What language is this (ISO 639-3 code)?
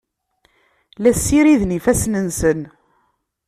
kab